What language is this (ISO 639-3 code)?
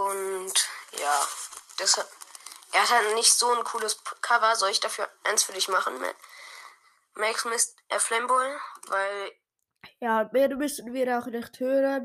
deu